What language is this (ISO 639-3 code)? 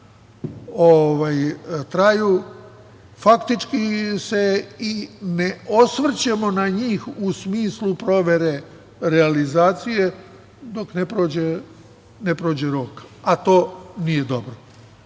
srp